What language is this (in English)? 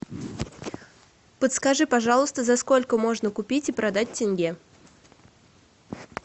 Russian